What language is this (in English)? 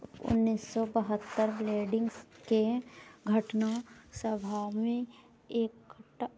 Maithili